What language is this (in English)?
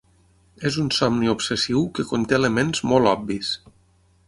Catalan